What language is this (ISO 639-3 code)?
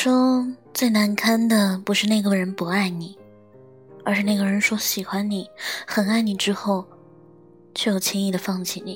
zho